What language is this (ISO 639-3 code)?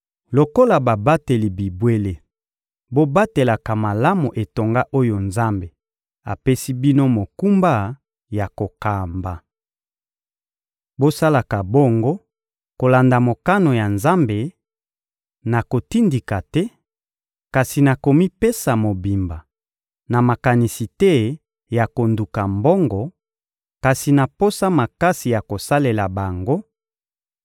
lin